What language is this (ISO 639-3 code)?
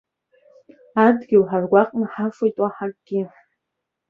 abk